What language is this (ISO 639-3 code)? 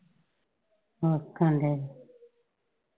pan